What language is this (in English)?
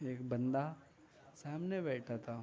Urdu